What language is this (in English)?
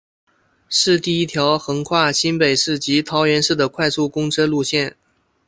Chinese